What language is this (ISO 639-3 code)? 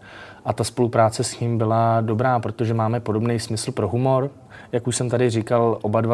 ces